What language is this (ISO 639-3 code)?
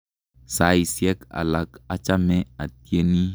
kln